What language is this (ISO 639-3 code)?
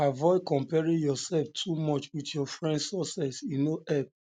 pcm